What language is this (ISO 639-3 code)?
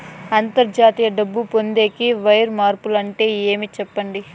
tel